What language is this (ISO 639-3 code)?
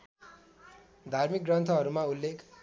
nep